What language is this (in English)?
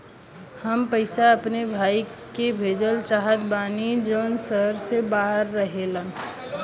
Bhojpuri